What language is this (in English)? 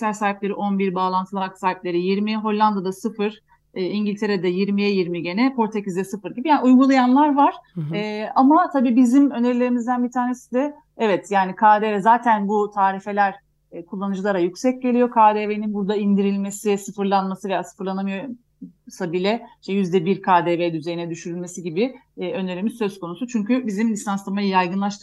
Turkish